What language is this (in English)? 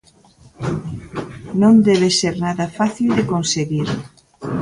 Galician